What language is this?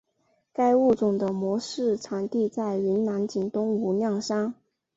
Chinese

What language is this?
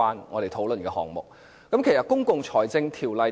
Cantonese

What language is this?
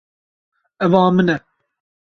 Kurdish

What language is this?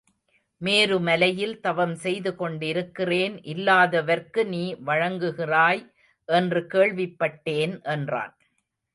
Tamil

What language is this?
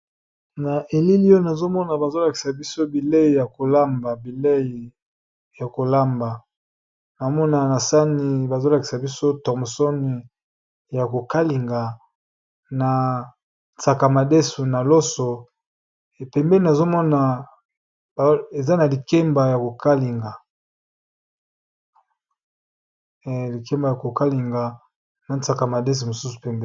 Lingala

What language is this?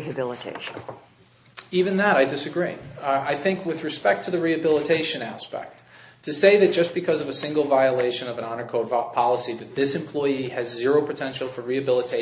English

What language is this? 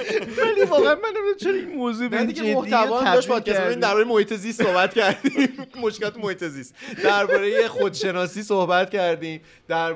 Persian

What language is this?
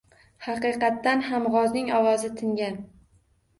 Uzbek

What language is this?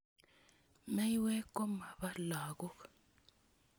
Kalenjin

